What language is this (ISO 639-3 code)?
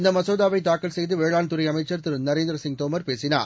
tam